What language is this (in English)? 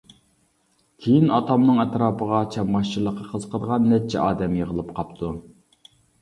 Uyghur